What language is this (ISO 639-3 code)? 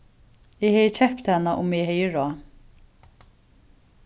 fao